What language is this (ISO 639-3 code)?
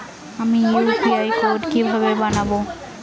ben